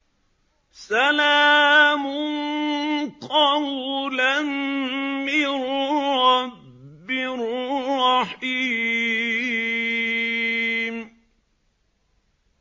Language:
Arabic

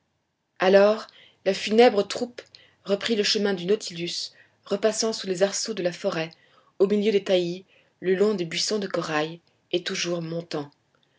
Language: French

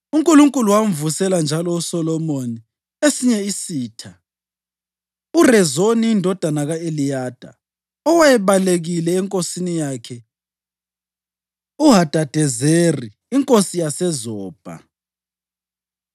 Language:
North Ndebele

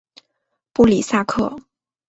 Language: Chinese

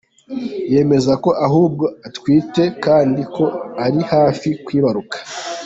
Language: Kinyarwanda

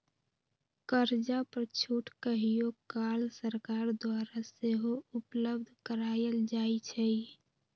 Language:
Magahi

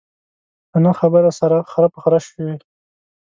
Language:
Pashto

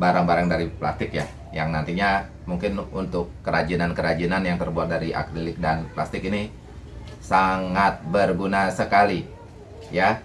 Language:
Indonesian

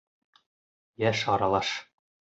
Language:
Bashkir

